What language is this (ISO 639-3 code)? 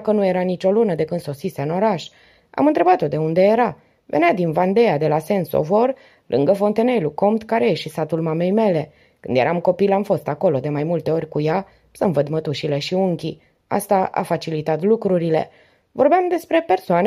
ron